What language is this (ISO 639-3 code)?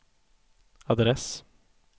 swe